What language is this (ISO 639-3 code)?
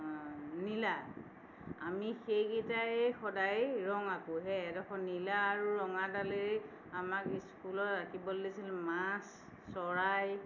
asm